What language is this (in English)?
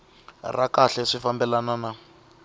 Tsonga